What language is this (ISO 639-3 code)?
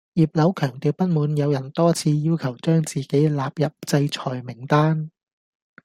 yue